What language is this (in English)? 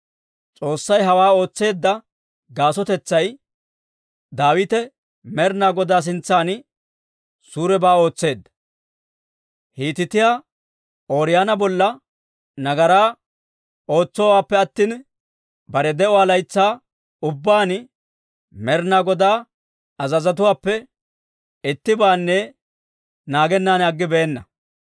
Dawro